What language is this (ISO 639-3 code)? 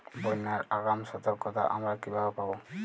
ben